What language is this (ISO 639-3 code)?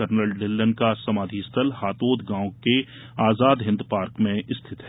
hin